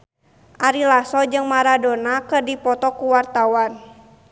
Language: Sundanese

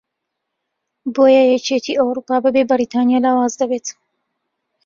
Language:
Central Kurdish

